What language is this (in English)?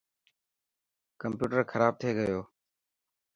Dhatki